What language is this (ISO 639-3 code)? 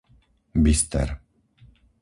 slk